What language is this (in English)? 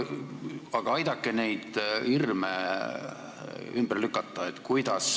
Estonian